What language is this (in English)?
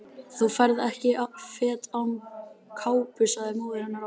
Icelandic